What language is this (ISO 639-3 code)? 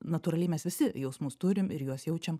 lit